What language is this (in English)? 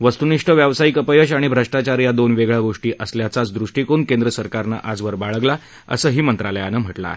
Marathi